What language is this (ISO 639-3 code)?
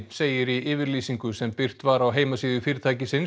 isl